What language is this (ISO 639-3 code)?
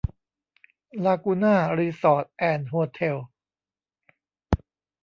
tha